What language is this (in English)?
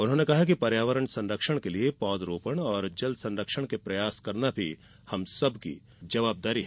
Hindi